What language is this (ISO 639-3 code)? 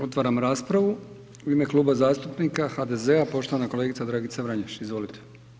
hrv